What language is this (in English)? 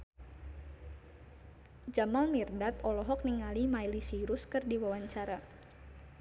Sundanese